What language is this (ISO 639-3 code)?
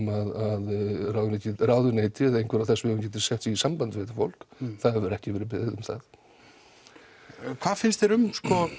isl